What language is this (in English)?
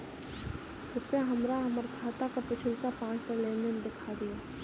Maithili